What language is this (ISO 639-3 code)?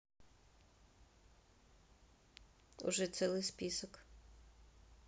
rus